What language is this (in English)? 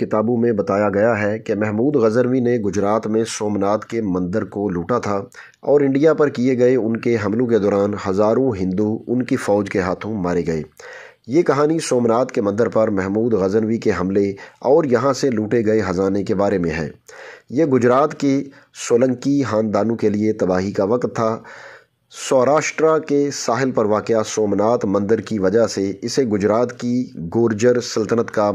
Hindi